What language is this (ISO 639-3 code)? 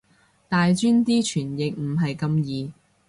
yue